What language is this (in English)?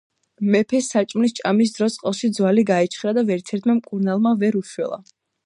Georgian